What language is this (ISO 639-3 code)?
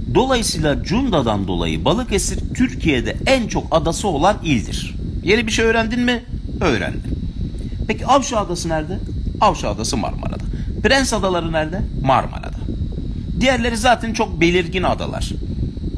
tur